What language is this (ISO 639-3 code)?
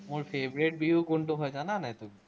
asm